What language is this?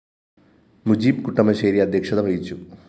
Malayalam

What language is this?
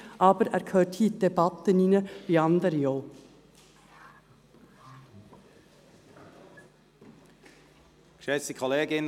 Swiss German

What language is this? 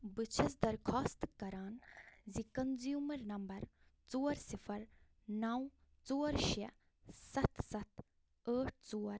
Kashmiri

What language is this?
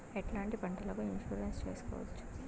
Telugu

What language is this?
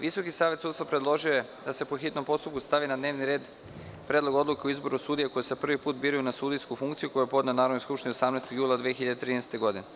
Serbian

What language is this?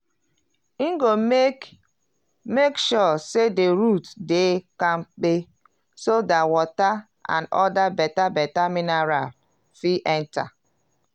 Nigerian Pidgin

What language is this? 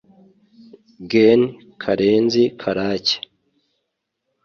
Kinyarwanda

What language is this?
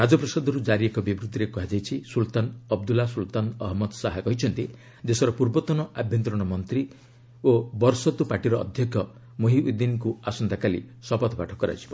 Odia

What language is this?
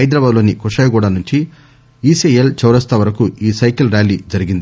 Telugu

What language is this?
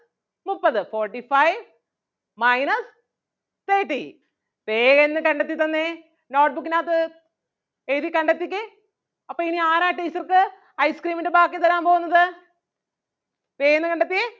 Malayalam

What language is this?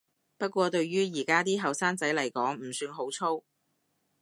Cantonese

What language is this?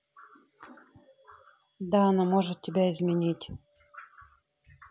Russian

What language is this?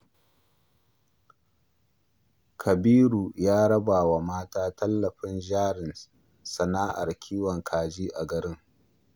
Hausa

